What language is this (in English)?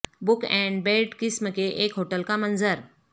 Urdu